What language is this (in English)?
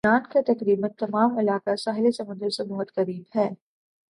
Urdu